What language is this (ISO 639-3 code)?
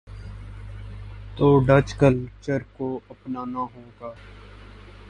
urd